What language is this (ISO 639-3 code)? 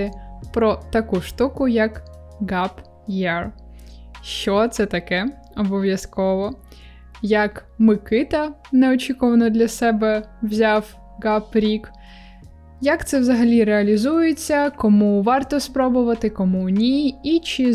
ukr